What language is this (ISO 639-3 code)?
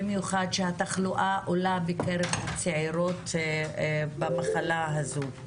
heb